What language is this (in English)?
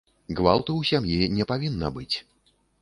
Belarusian